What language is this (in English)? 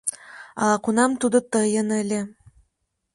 Mari